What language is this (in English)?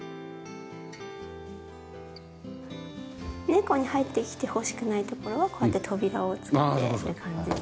Japanese